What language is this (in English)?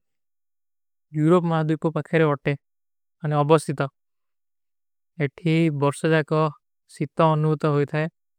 Kui (India)